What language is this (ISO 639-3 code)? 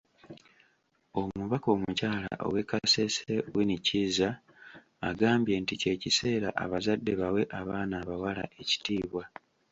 lug